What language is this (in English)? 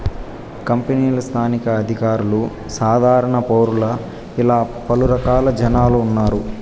Telugu